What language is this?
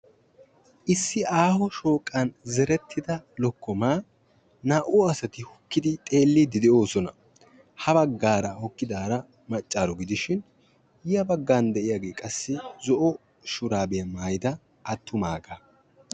Wolaytta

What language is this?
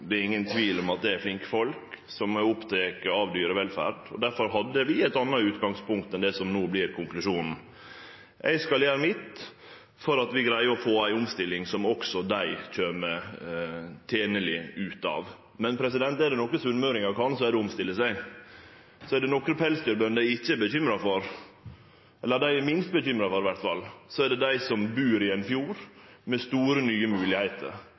Norwegian Nynorsk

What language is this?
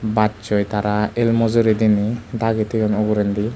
Chakma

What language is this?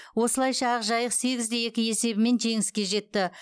Kazakh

